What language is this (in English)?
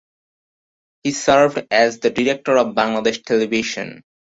English